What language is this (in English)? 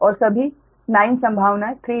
Hindi